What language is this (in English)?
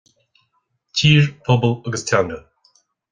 Irish